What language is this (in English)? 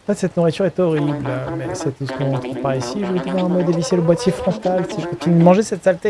French